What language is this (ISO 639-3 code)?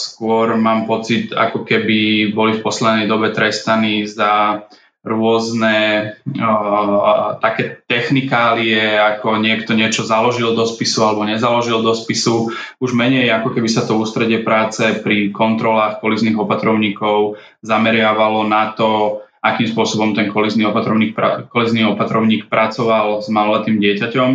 slk